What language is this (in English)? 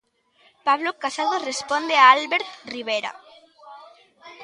Galician